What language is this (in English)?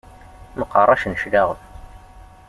Kabyle